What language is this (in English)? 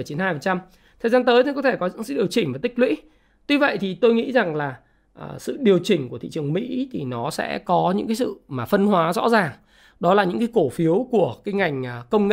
Vietnamese